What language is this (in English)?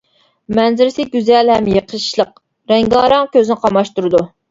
Uyghur